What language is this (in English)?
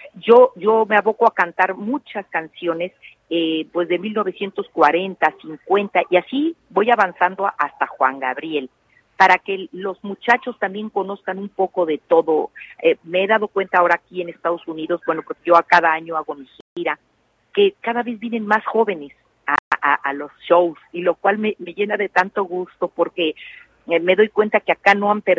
Spanish